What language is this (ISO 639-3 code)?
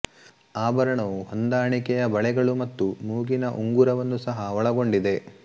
kan